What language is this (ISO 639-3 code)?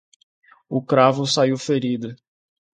por